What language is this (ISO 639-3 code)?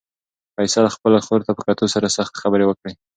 pus